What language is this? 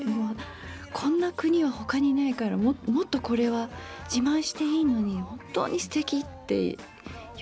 Japanese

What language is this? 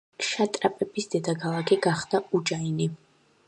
Georgian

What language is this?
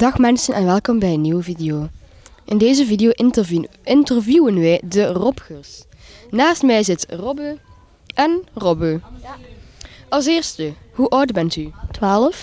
Dutch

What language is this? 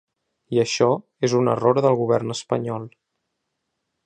Catalan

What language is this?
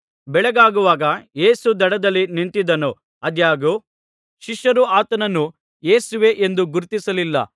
Kannada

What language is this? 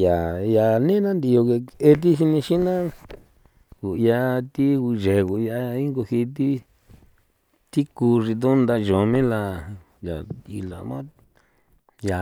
San Felipe Otlaltepec Popoloca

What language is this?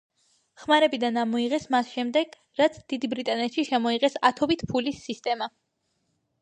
Georgian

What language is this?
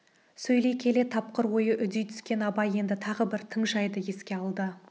Kazakh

